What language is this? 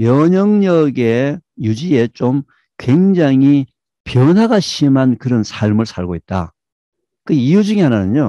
Korean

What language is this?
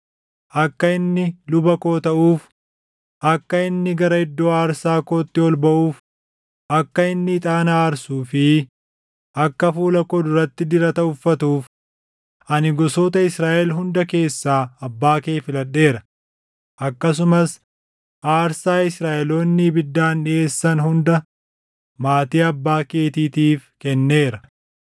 Oromo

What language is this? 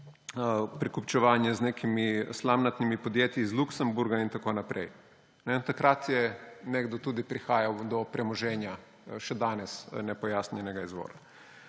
Slovenian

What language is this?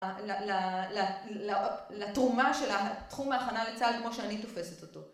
Hebrew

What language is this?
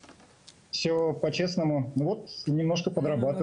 Hebrew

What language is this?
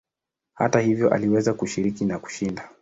Swahili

